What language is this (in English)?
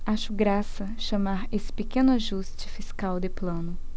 Portuguese